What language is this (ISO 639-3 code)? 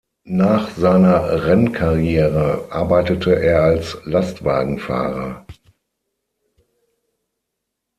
deu